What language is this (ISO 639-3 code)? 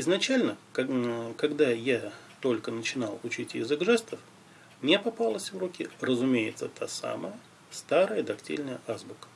rus